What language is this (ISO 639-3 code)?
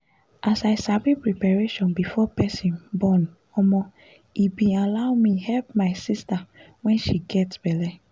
pcm